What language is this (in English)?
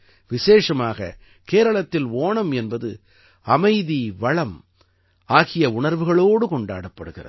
Tamil